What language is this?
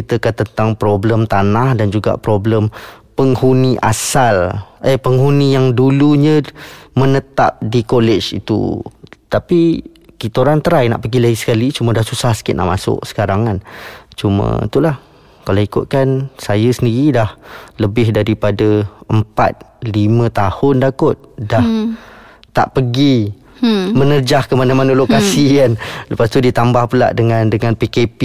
Malay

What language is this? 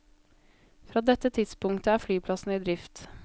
Norwegian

